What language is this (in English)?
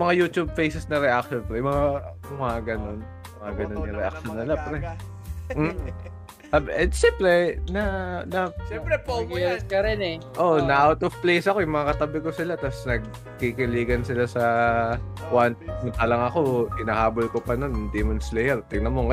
Filipino